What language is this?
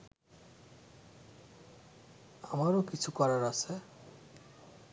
Bangla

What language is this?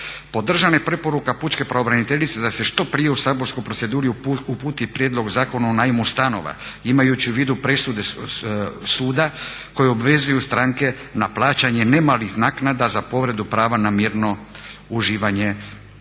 Croatian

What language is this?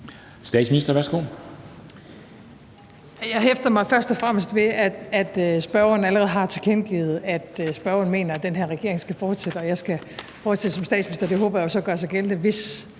Danish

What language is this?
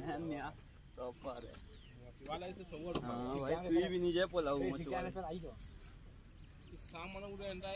Hindi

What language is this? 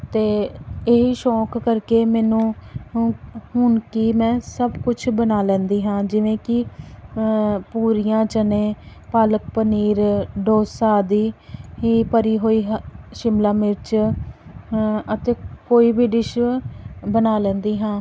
Punjabi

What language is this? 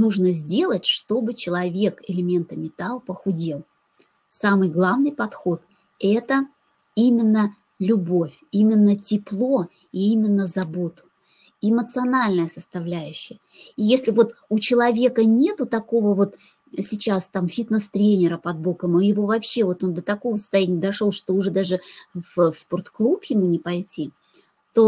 Russian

